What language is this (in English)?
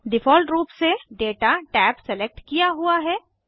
Hindi